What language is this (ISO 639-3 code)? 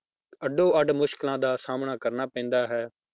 pan